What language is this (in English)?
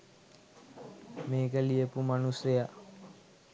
Sinhala